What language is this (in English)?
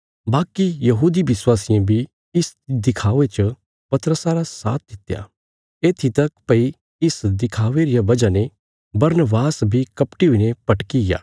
Bilaspuri